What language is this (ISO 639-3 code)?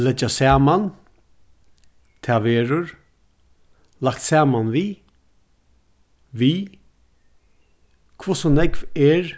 fao